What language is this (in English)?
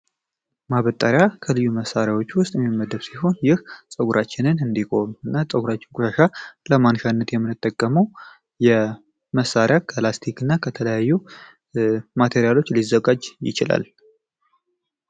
Amharic